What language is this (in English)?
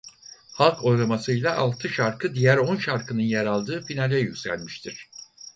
Turkish